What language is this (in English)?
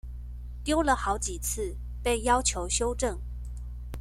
Chinese